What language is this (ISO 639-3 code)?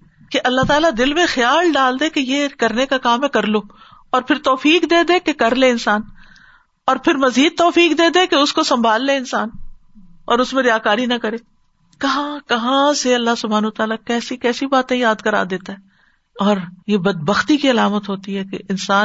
urd